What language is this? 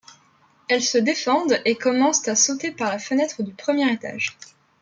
French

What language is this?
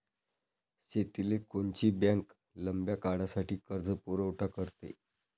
Marathi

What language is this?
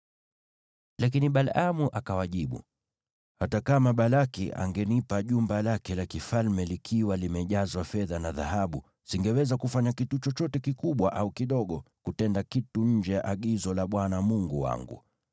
Swahili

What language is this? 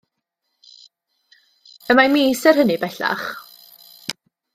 Welsh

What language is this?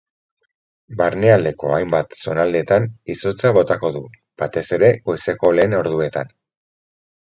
Basque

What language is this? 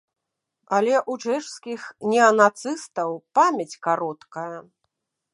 Belarusian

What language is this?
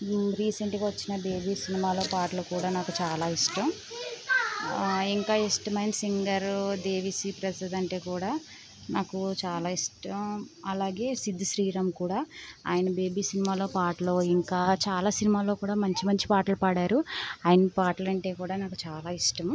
Telugu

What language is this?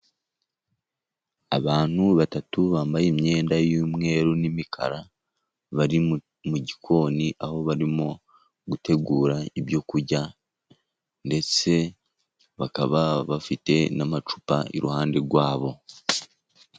Kinyarwanda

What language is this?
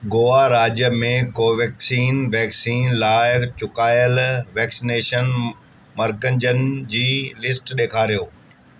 Sindhi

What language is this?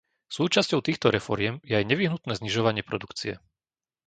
Slovak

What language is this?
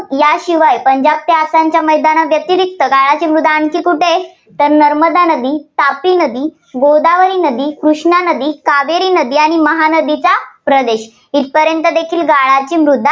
Marathi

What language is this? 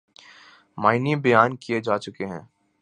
Urdu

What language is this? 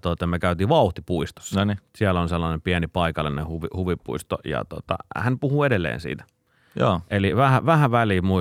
Finnish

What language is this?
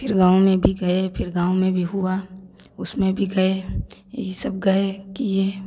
Hindi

